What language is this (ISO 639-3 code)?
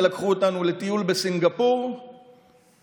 heb